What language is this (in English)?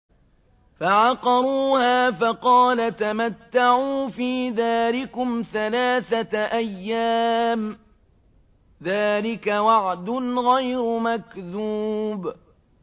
Arabic